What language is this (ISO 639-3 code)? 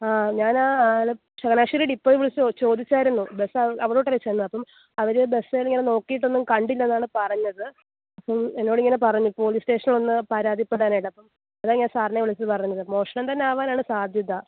mal